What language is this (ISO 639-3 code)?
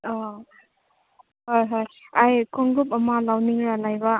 mni